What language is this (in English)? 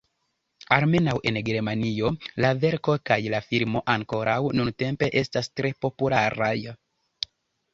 Esperanto